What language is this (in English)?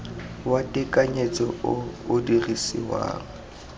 Tswana